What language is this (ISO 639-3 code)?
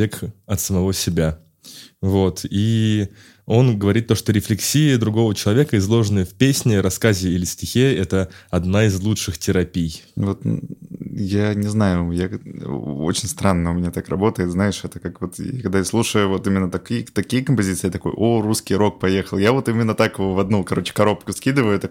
rus